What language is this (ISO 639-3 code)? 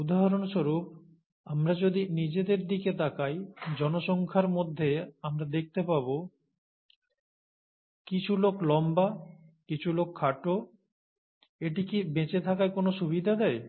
ben